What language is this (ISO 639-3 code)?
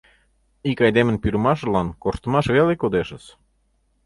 chm